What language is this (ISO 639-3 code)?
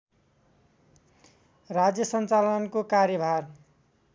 nep